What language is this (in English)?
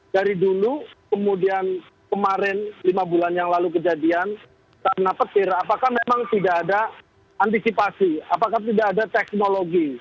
Indonesian